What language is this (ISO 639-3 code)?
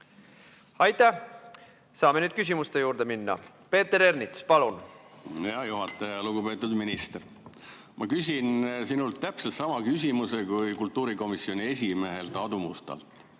est